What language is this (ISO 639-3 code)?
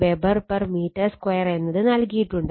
mal